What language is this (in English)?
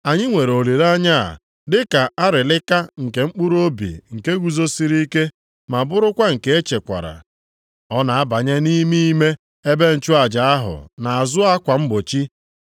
Igbo